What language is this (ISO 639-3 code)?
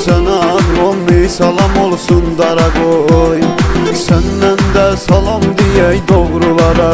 tur